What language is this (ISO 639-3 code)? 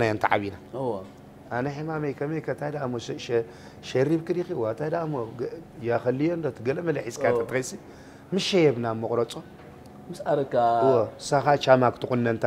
ara